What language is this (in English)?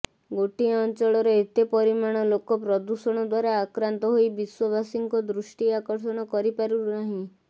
Odia